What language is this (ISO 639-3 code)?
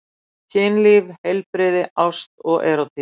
isl